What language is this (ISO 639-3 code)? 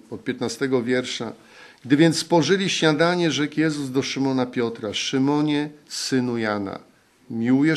pol